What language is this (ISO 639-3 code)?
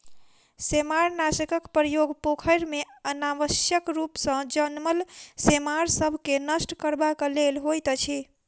mai